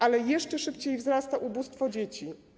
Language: Polish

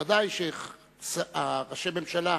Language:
Hebrew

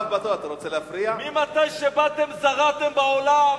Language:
Hebrew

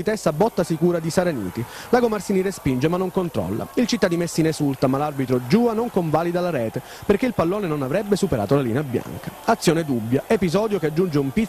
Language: Italian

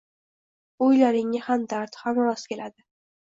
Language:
Uzbek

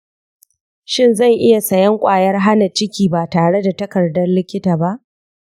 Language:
Hausa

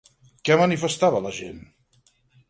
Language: Catalan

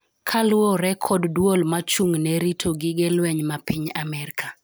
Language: Luo (Kenya and Tanzania)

